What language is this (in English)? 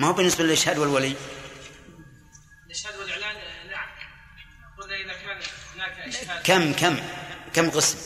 Arabic